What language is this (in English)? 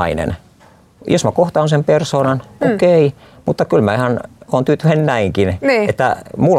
Finnish